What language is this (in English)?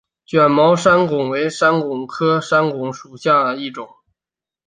Chinese